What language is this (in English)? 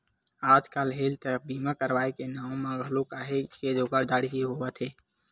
Chhattisgarhi